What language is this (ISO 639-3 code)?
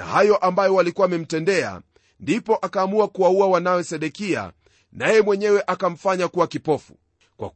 swa